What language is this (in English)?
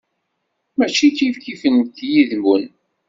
Kabyle